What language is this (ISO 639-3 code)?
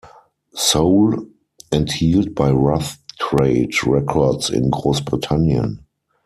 deu